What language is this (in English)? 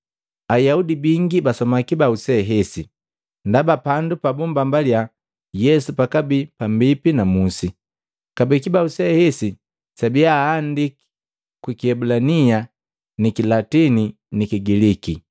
Matengo